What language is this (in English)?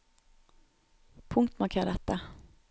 Norwegian